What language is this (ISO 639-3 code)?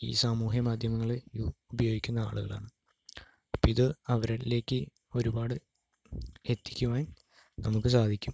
mal